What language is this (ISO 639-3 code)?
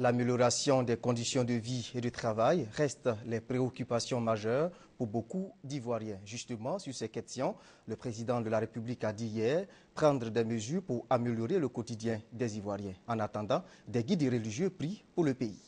fra